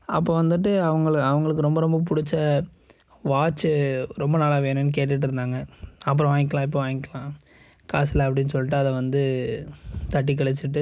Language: Tamil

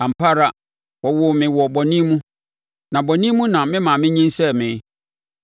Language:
Akan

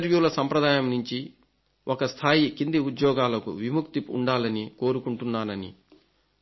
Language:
Telugu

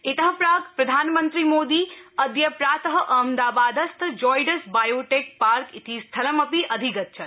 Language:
Sanskrit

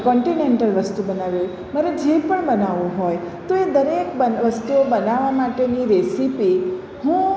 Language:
Gujarati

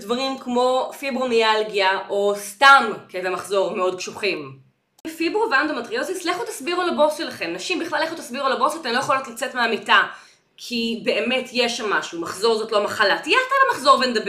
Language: Hebrew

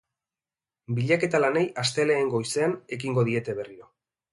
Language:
Basque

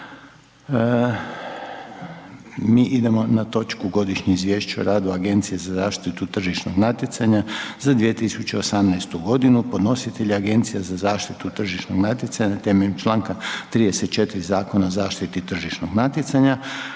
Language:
Croatian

